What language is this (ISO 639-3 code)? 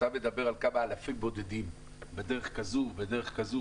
heb